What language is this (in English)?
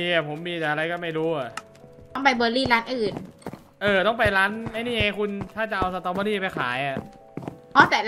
Thai